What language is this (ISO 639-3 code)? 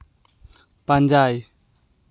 sat